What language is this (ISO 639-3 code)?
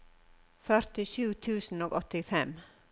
nor